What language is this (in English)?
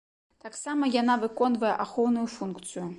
Belarusian